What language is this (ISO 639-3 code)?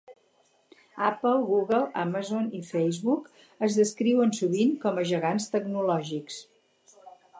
cat